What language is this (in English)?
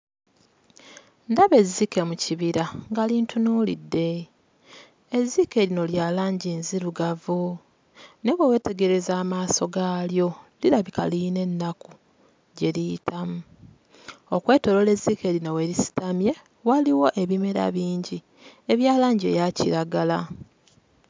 Ganda